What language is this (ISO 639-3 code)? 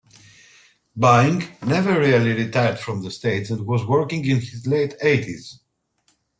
eng